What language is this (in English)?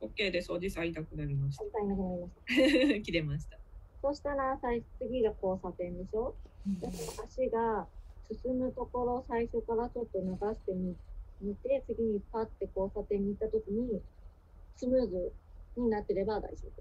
Japanese